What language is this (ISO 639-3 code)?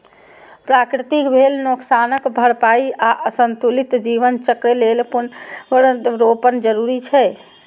mai